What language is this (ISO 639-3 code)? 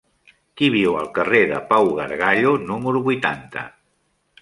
cat